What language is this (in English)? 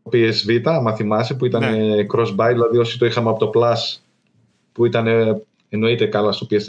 Greek